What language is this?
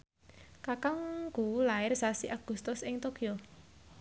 Javanese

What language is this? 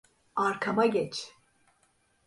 Turkish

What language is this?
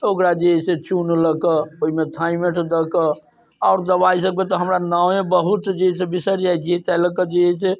Maithili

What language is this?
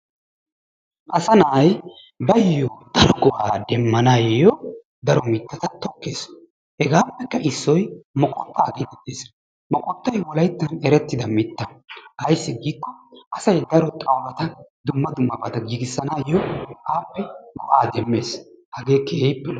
Wolaytta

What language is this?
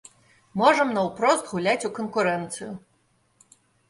Belarusian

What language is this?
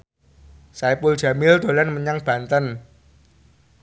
Javanese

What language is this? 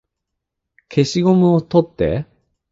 Japanese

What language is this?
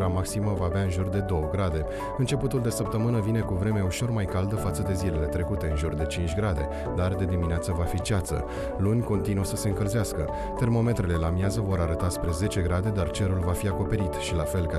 Romanian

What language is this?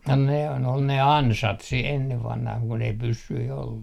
Finnish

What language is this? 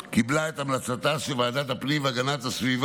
Hebrew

